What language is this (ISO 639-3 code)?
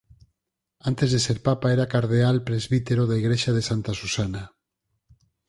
glg